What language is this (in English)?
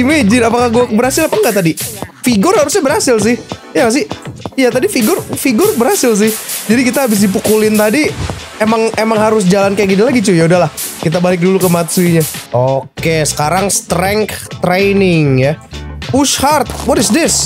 Indonesian